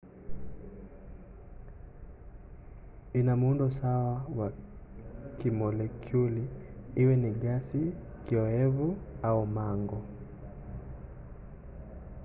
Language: Swahili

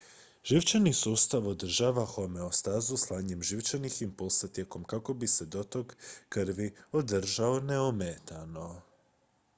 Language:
Croatian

